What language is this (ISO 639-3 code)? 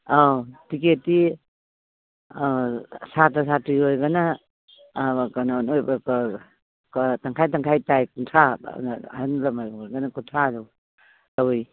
mni